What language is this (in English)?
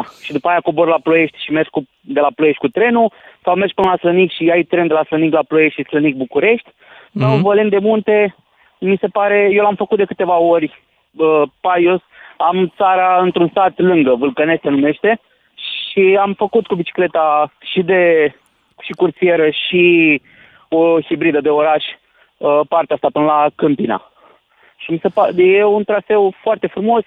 Romanian